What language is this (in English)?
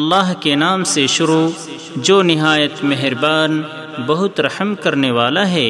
Urdu